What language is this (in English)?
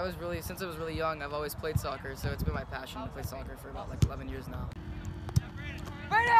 English